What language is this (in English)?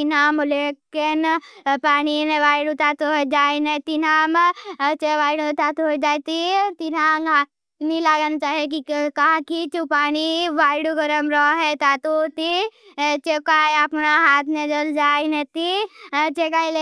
Bhili